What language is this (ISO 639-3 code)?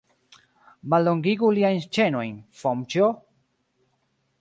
epo